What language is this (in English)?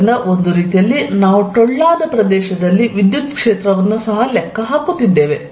Kannada